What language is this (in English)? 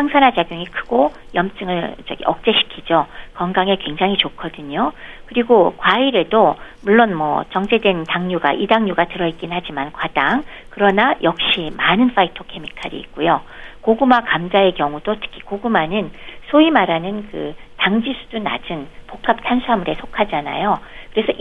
Korean